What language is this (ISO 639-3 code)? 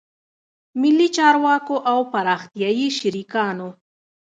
pus